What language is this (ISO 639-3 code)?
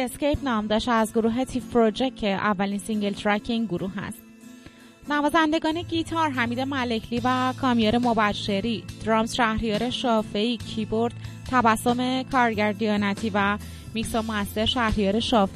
fas